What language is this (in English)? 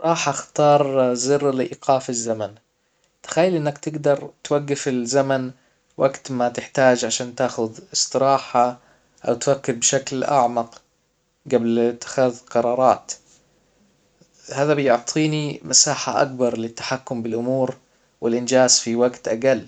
Hijazi Arabic